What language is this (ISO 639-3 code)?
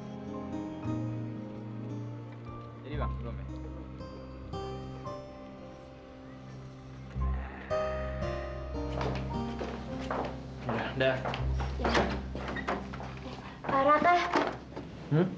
ind